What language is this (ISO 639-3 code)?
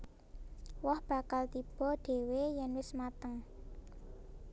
jav